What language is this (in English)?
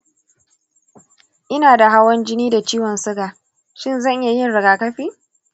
Hausa